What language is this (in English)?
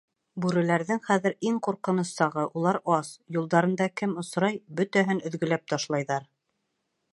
Bashkir